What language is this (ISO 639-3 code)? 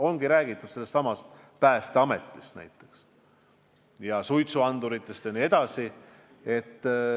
est